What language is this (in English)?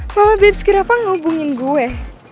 Indonesian